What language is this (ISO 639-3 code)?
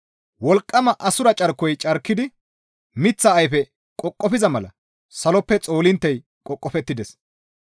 gmv